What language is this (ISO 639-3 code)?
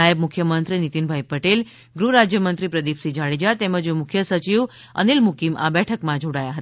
guj